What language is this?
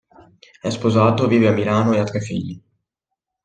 Italian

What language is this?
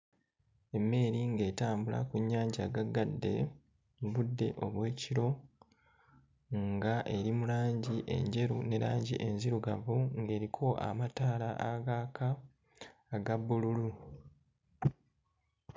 Ganda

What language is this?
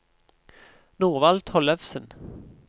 Norwegian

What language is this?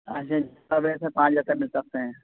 Urdu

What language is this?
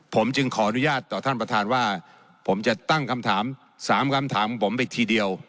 Thai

